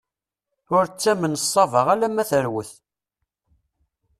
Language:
Kabyle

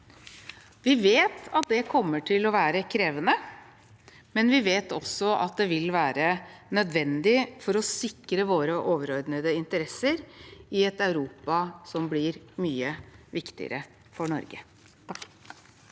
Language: Norwegian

